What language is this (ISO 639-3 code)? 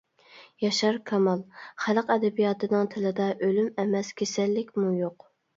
uig